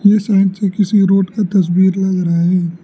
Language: Hindi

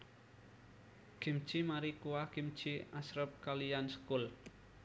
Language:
Javanese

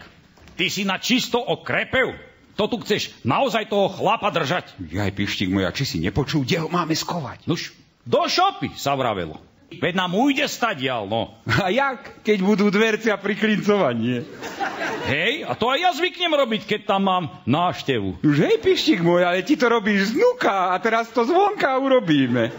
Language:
Slovak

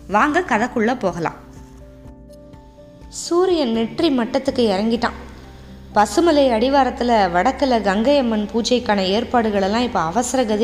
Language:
Tamil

